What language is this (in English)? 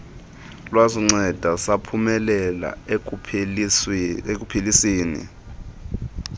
Xhosa